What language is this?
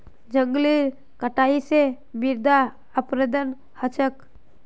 Magahi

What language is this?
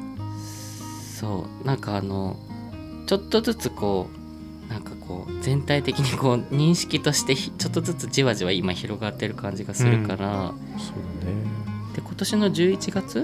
Japanese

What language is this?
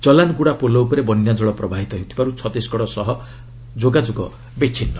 Odia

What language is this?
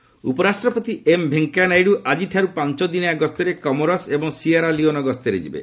Odia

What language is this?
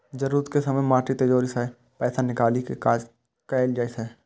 Maithili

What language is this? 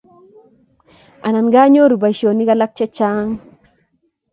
Kalenjin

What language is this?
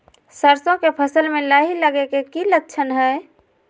Magahi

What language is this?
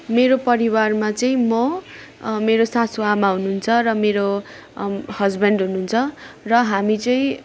Nepali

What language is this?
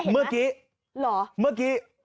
Thai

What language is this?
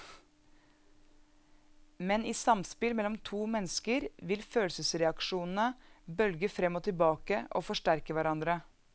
Norwegian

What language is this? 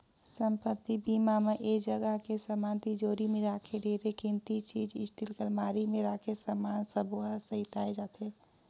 Chhattisgarhi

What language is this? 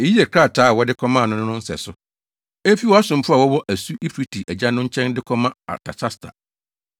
Akan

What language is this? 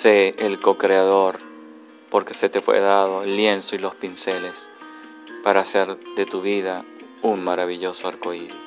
Spanish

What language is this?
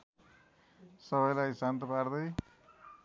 Nepali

